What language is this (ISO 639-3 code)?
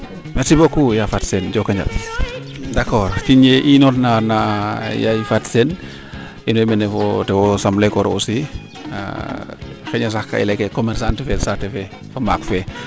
srr